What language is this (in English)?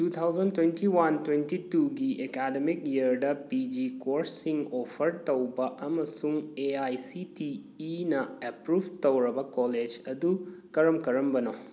Manipuri